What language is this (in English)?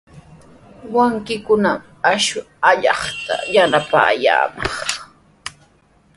Sihuas Ancash Quechua